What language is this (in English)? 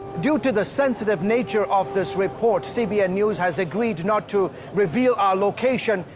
English